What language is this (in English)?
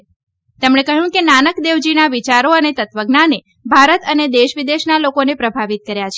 Gujarati